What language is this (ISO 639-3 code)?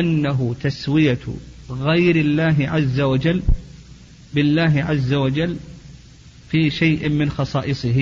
ara